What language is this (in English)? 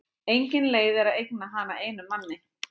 Icelandic